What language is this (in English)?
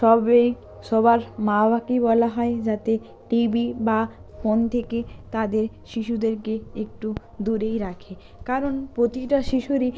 Bangla